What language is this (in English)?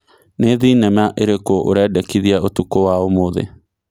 Kikuyu